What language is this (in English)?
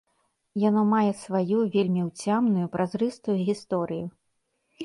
Belarusian